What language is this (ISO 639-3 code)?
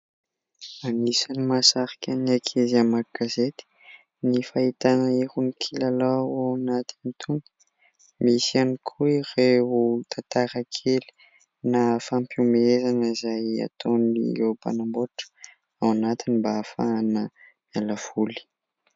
mlg